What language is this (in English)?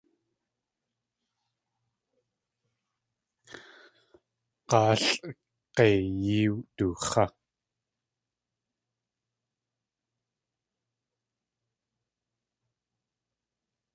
Tlingit